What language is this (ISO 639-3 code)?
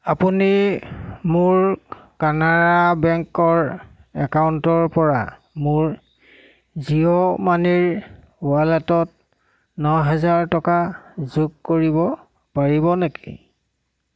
asm